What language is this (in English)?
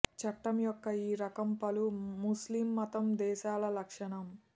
Telugu